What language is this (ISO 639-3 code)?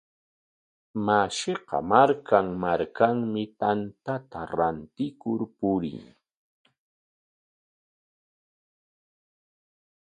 qwa